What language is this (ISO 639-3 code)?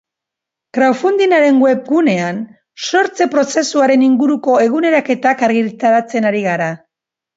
eus